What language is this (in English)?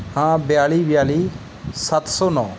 Punjabi